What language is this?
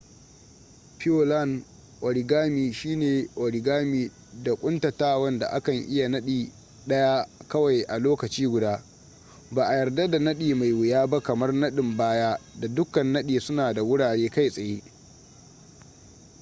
Hausa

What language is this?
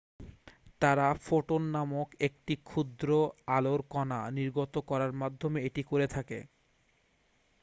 Bangla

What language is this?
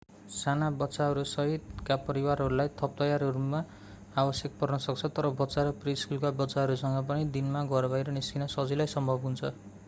Nepali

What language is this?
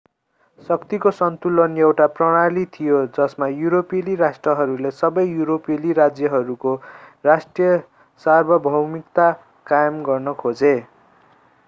Nepali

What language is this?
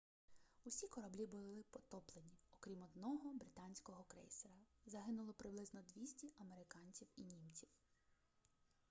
Ukrainian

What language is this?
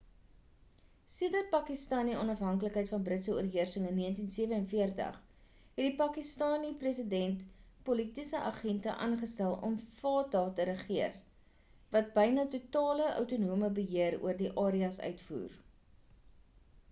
Afrikaans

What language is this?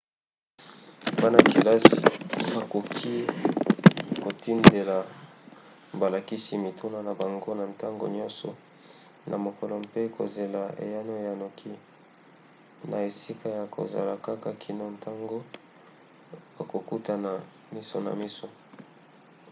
Lingala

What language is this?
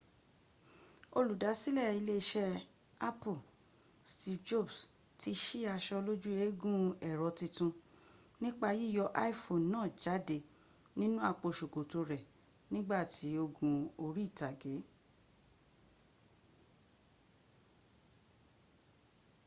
Yoruba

